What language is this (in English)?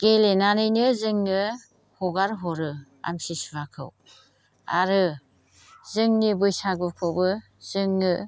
Bodo